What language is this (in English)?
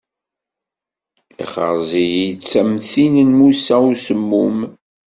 Kabyle